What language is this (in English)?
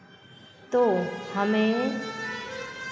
Hindi